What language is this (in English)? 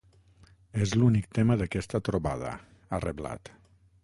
Catalan